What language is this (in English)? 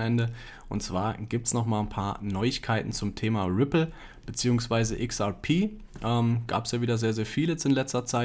German